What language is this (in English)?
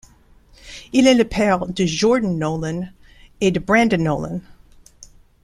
French